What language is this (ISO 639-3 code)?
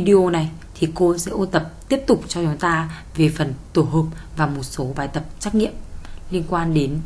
vie